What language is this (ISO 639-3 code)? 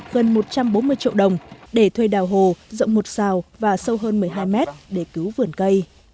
vie